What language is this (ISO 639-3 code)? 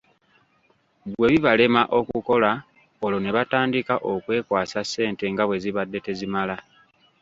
lug